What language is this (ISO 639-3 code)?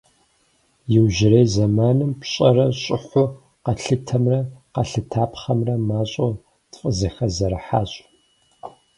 kbd